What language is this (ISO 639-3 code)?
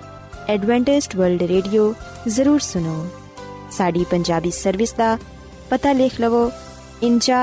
pan